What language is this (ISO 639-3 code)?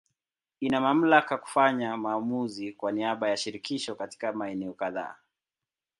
swa